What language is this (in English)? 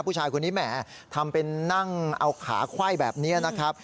Thai